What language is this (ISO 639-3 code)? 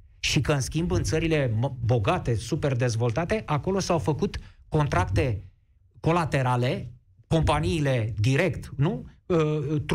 ron